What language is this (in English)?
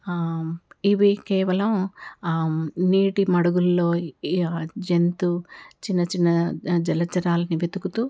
Telugu